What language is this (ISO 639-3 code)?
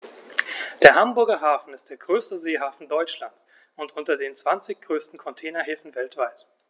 deu